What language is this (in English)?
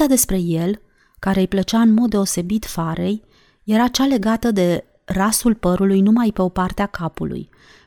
Romanian